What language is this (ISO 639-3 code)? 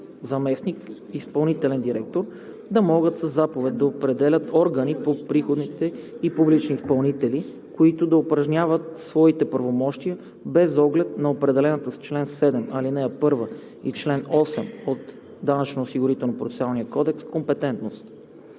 bul